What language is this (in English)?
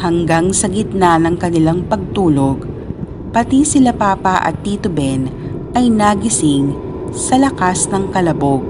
Filipino